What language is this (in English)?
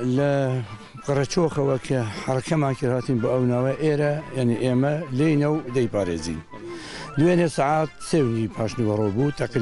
Arabic